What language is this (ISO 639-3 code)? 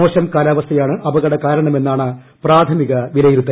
mal